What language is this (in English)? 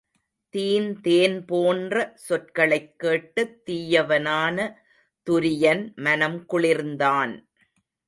Tamil